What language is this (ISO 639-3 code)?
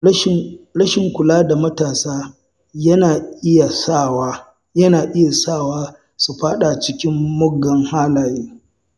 hau